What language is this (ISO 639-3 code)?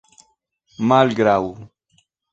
epo